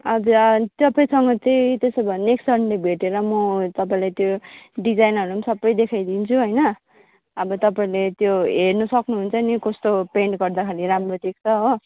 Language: Nepali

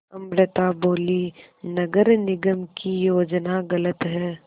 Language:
Hindi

